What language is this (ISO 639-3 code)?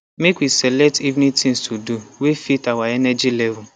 pcm